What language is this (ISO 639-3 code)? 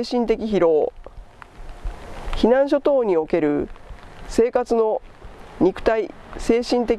jpn